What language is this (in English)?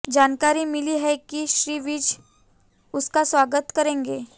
Hindi